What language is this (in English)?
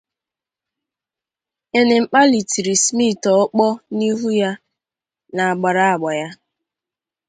Igbo